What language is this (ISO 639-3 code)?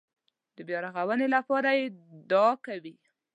pus